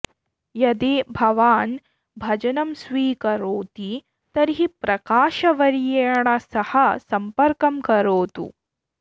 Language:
Sanskrit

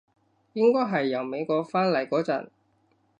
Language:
Cantonese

